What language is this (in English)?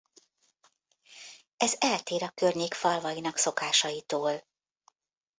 Hungarian